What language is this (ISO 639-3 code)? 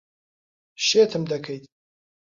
ckb